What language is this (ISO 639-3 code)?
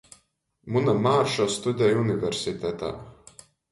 ltg